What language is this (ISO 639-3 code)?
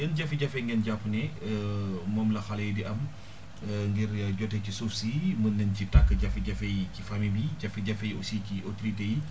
wol